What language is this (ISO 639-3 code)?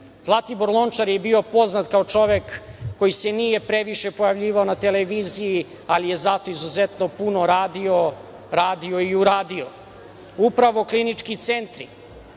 srp